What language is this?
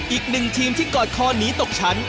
Thai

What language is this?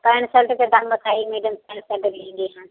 Hindi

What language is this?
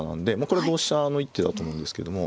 Japanese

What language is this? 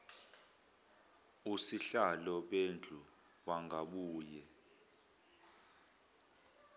Zulu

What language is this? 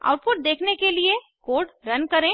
Hindi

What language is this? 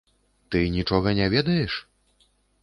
Belarusian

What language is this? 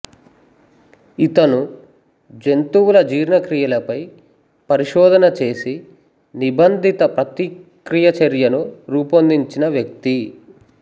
Telugu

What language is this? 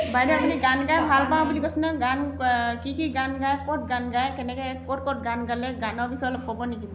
Assamese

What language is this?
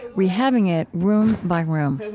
English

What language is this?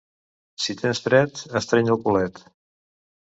Catalan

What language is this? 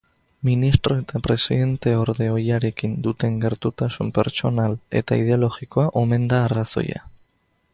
Basque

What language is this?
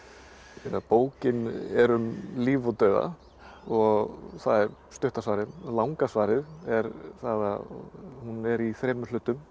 Icelandic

